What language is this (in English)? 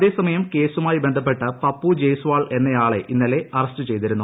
Malayalam